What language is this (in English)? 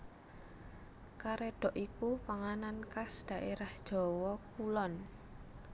Javanese